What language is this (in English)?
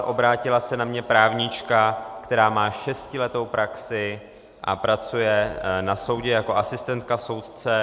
Czech